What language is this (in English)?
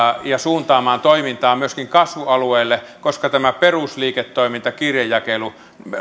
Finnish